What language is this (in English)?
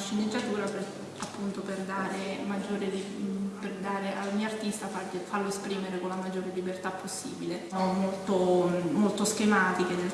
Italian